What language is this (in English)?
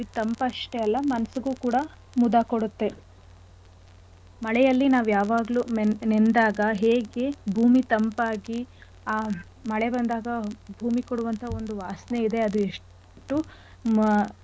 Kannada